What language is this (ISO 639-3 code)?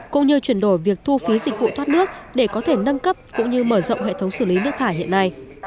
vie